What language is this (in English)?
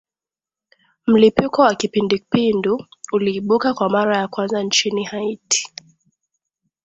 Swahili